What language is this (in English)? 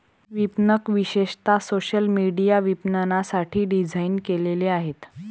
Marathi